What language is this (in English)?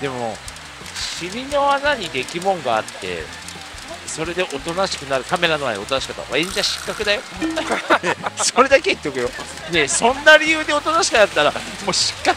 Japanese